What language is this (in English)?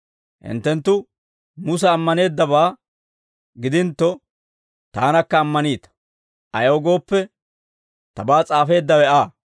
Dawro